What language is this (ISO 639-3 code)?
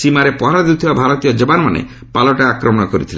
ori